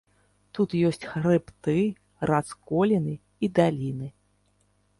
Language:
Belarusian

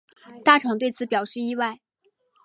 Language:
Chinese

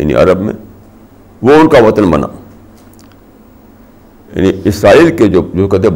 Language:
Urdu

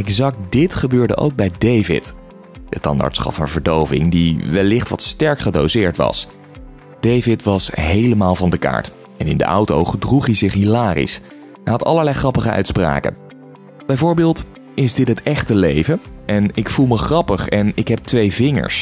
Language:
Dutch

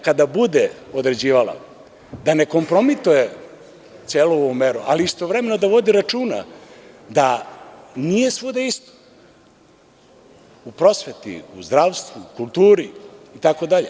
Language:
Serbian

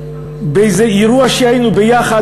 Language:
Hebrew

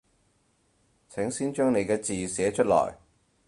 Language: Cantonese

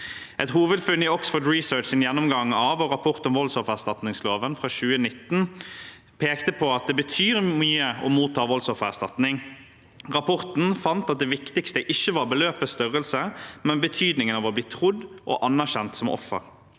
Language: Norwegian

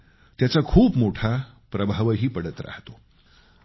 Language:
Marathi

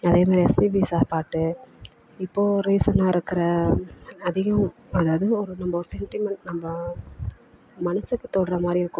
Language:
Tamil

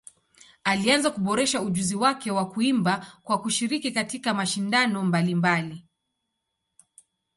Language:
Swahili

